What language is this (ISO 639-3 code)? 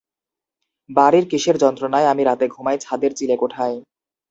ben